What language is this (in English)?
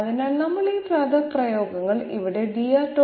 Malayalam